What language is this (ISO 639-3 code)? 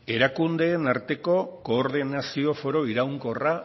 eus